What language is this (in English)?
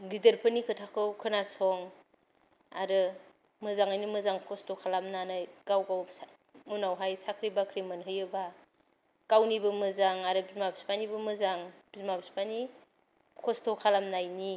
Bodo